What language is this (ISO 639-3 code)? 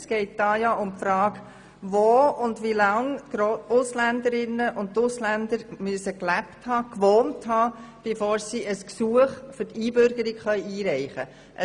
gsw